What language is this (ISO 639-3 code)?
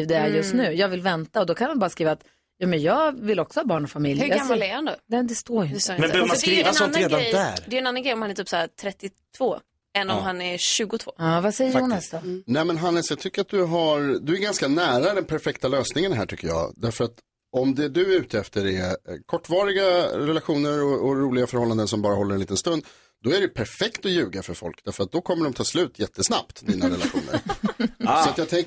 swe